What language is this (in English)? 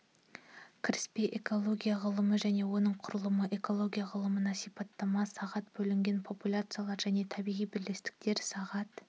Kazakh